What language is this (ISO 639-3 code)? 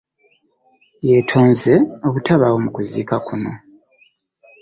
lug